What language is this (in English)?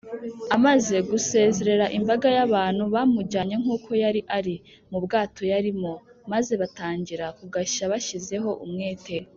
Kinyarwanda